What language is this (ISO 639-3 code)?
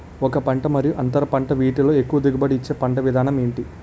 tel